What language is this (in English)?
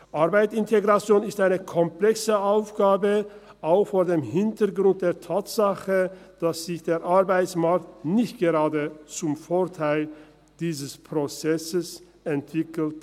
Swiss German